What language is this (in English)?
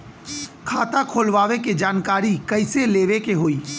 Bhojpuri